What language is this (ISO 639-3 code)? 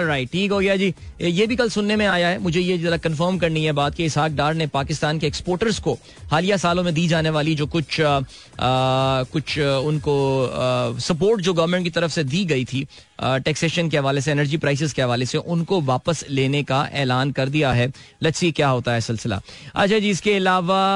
hin